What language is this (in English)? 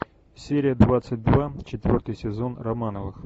Russian